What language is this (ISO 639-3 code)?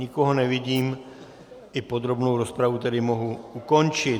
ces